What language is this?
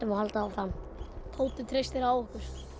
Icelandic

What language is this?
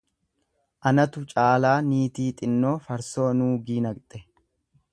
Oromo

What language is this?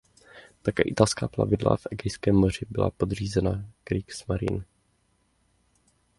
Czech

